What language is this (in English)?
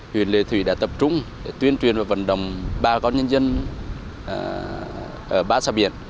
Vietnamese